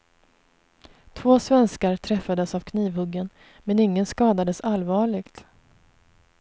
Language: Swedish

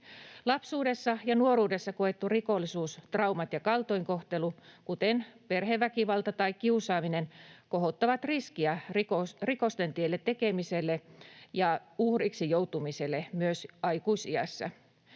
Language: Finnish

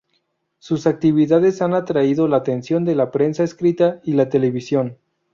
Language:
Spanish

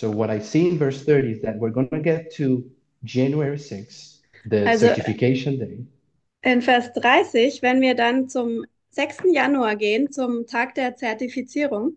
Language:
German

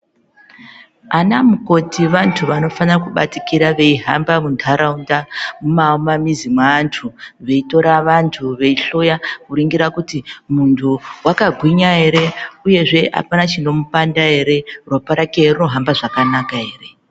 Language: Ndau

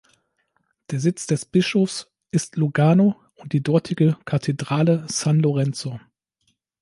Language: German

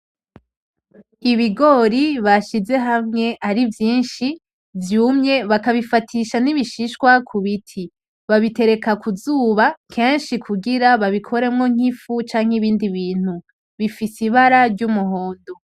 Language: Rundi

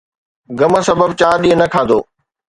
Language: Sindhi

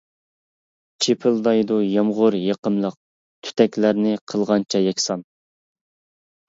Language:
Uyghur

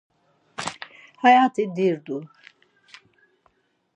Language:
Laz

